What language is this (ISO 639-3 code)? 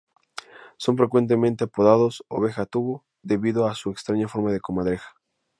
spa